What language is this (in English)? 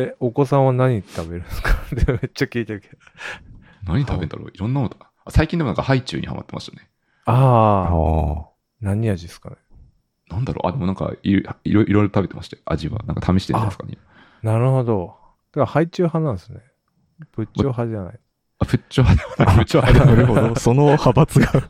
Japanese